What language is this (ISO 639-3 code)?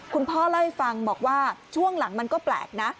tha